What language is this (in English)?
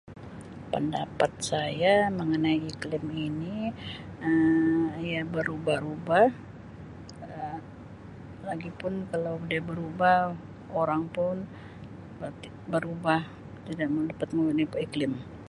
Sabah Malay